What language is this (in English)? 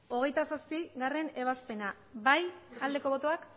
Basque